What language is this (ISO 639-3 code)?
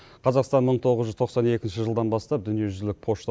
kaz